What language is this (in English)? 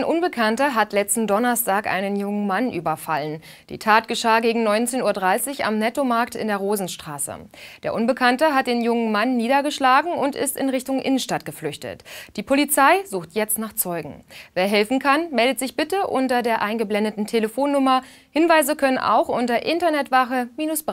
German